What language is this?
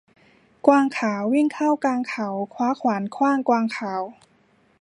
Thai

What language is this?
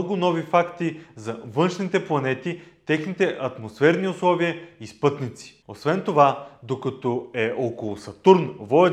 Bulgarian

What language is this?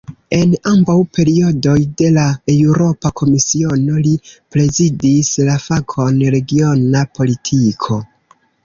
Esperanto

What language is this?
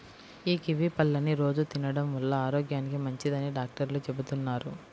Telugu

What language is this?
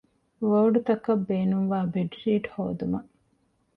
Divehi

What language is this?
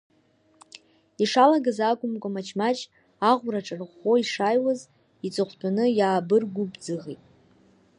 Abkhazian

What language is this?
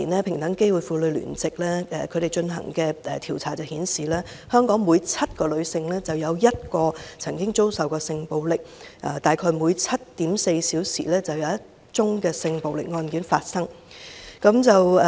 Cantonese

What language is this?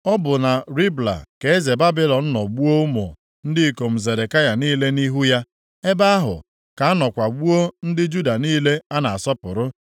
Igbo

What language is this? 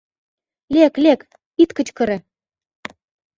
Mari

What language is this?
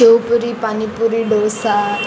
Konkani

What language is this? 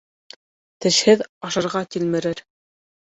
Bashkir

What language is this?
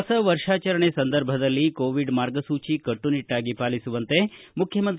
Kannada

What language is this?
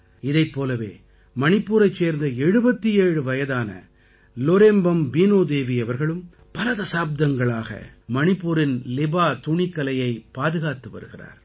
Tamil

